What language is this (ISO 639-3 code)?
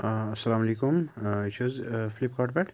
kas